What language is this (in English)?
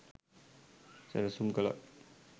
Sinhala